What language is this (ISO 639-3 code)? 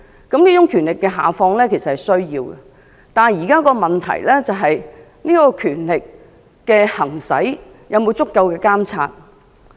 yue